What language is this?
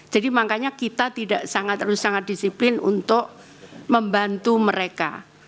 Indonesian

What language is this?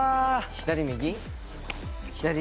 Japanese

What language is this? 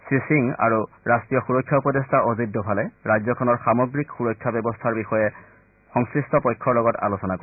Assamese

